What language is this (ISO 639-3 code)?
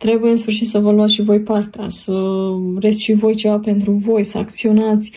ron